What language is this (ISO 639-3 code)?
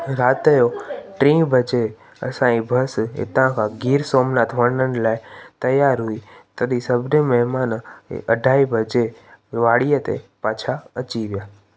snd